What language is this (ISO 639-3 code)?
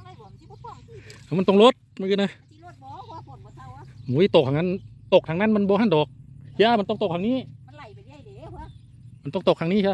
tha